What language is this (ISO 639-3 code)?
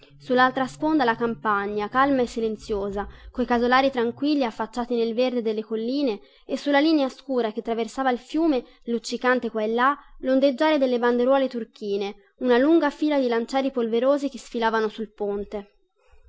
ita